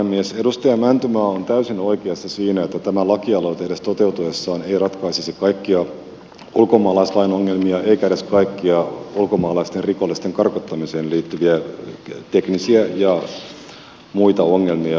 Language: Finnish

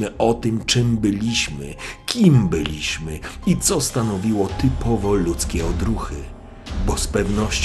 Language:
Polish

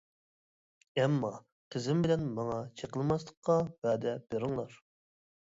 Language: Uyghur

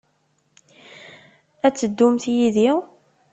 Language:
Kabyle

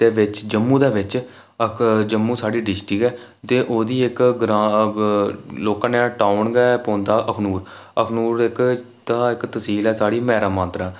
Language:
Dogri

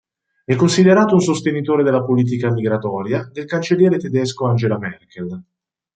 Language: Italian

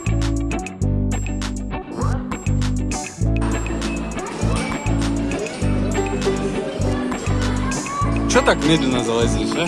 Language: Russian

